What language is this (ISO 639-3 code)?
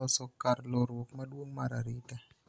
luo